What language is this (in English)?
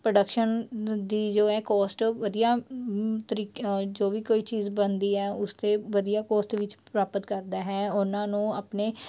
Punjabi